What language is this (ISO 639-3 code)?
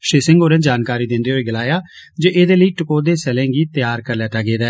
doi